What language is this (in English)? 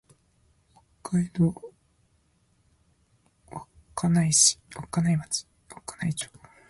Japanese